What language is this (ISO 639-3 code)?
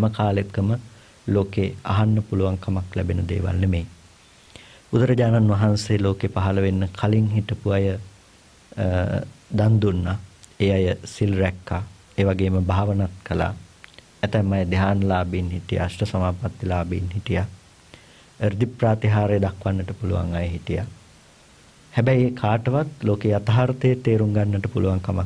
ind